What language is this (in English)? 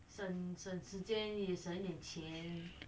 English